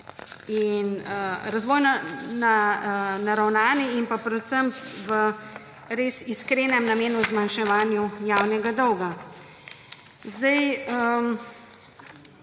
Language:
Slovenian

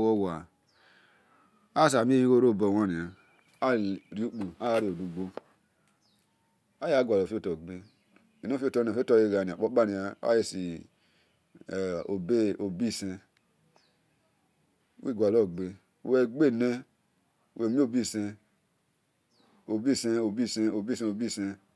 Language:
Esan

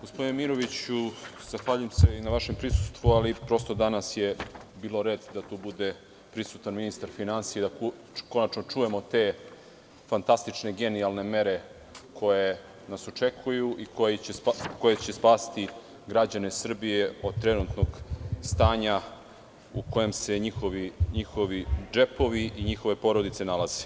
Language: Serbian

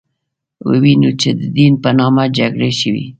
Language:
Pashto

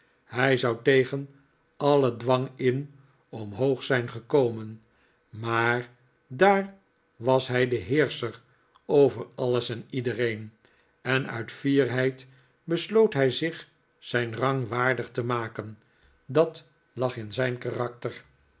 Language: Dutch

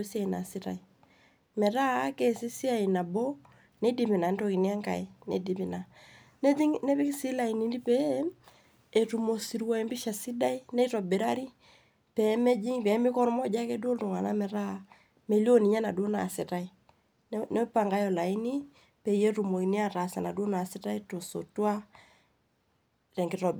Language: Masai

